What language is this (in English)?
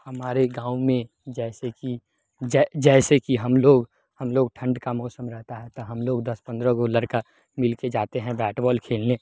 Maithili